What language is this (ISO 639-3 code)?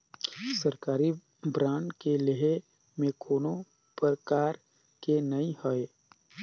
hne